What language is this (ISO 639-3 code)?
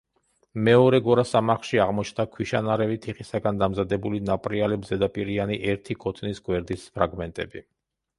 kat